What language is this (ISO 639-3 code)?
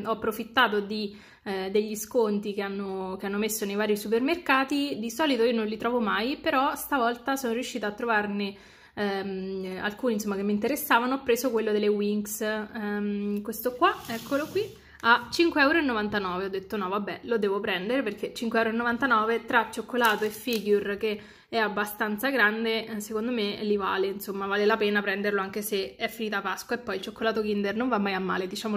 ita